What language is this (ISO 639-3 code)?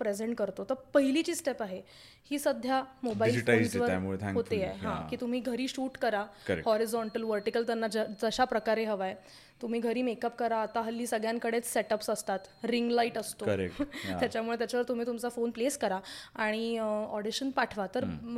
mar